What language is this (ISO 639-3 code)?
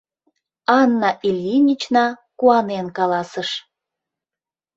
chm